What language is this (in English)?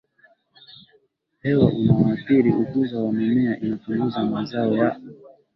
Swahili